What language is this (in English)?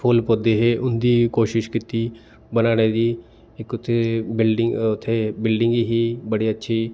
Dogri